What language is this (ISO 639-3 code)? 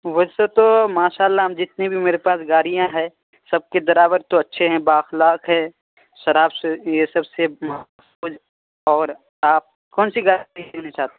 urd